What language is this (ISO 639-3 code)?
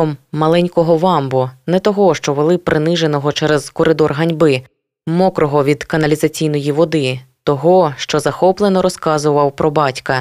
ukr